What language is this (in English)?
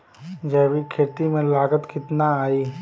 Bhojpuri